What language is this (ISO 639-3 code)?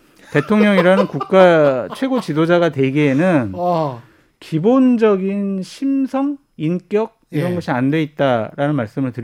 kor